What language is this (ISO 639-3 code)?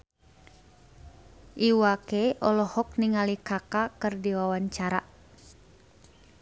sun